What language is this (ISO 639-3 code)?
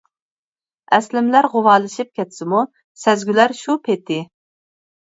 uig